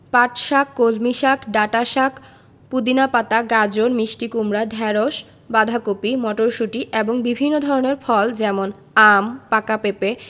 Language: Bangla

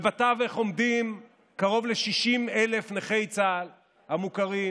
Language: Hebrew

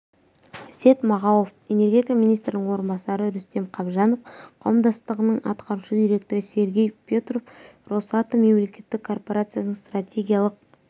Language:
Kazakh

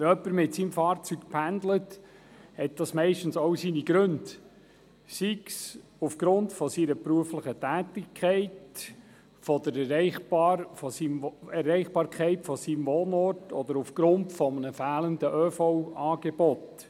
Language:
Swiss German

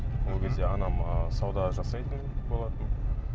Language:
Kazakh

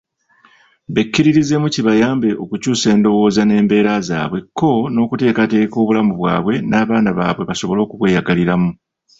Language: Ganda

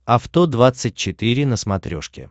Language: Russian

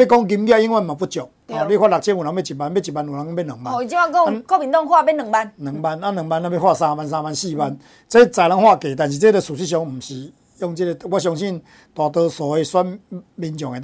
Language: Chinese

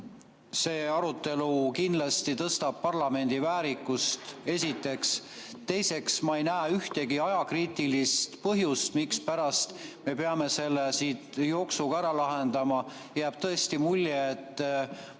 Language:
Estonian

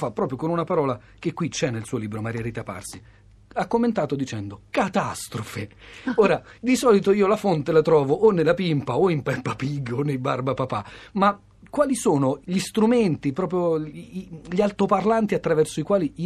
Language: Italian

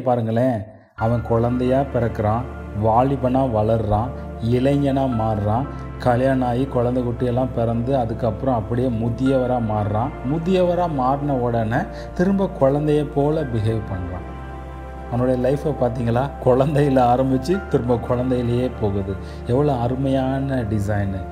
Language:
Tamil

